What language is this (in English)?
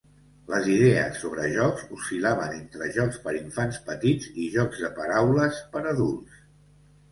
Catalan